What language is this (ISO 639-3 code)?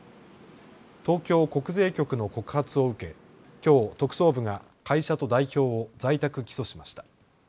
jpn